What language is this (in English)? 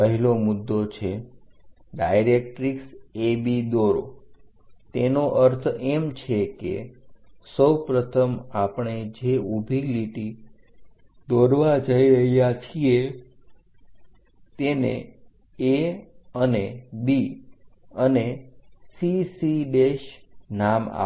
Gujarati